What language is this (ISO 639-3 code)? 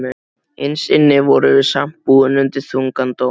isl